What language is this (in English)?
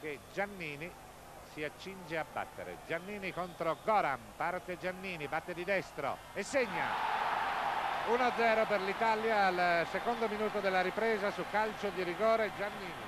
Italian